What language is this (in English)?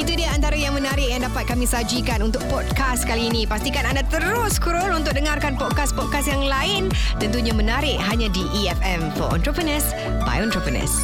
Malay